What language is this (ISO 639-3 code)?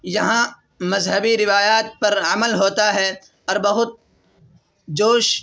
urd